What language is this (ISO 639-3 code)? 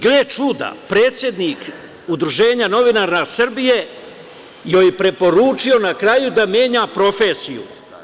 srp